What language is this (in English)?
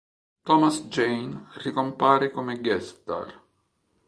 Italian